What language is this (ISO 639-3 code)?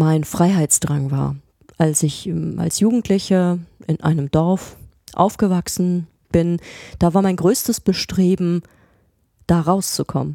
deu